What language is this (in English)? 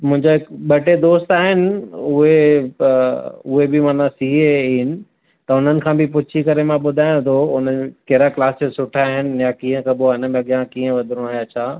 Sindhi